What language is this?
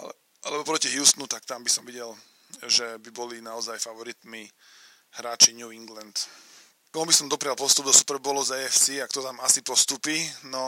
Slovak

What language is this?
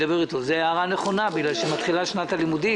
Hebrew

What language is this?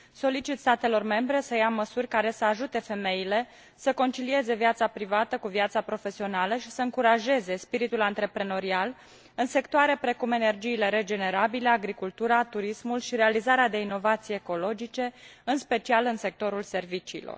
Romanian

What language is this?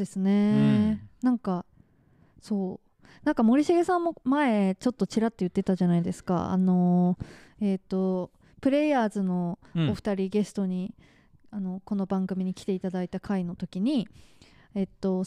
Japanese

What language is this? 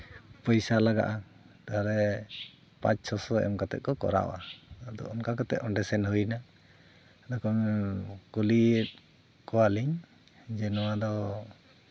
Santali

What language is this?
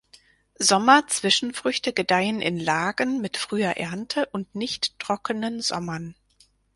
German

